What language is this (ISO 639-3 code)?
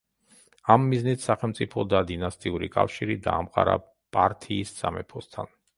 kat